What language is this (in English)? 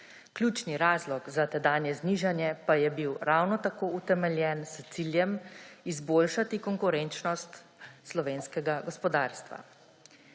Slovenian